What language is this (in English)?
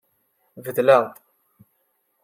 Kabyle